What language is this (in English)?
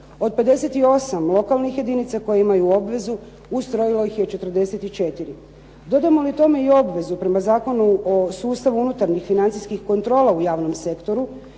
Croatian